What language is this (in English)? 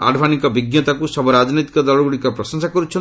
Odia